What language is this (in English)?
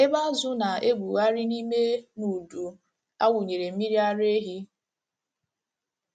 Igbo